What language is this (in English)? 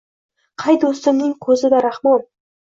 Uzbek